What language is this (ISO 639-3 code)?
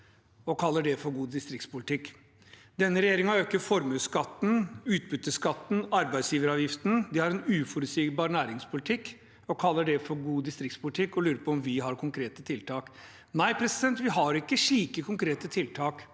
nor